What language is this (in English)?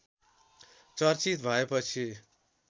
Nepali